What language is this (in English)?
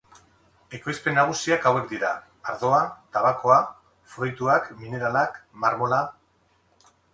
Basque